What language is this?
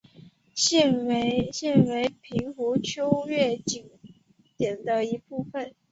Chinese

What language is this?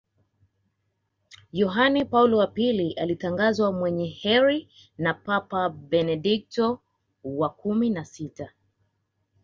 Swahili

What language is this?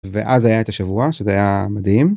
Hebrew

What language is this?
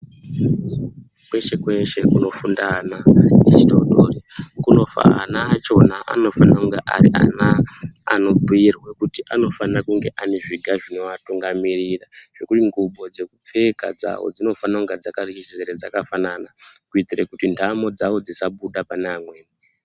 Ndau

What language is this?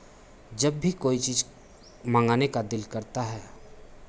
Hindi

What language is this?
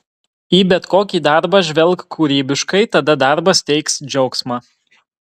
Lithuanian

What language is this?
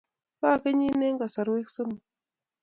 Kalenjin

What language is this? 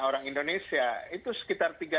Indonesian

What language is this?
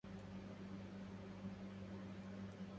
Arabic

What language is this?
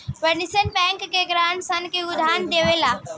Bhojpuri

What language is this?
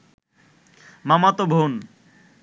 Bangla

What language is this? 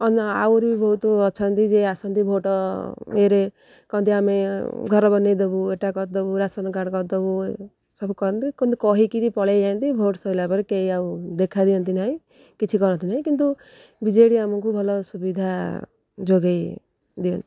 Odia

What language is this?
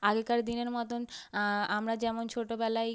Bangla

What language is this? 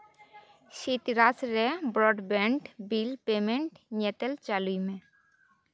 Santali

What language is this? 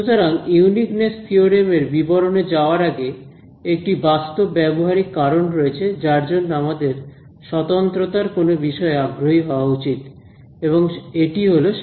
Bangla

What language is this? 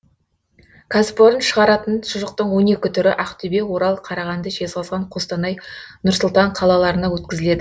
Kazakh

